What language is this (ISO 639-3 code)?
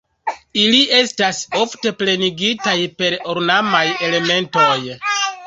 epo